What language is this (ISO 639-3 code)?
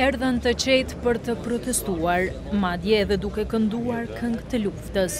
ron